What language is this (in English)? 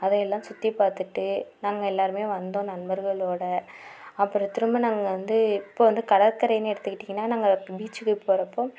Tamil